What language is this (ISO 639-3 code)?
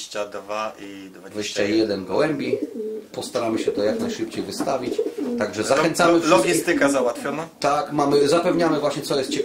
pol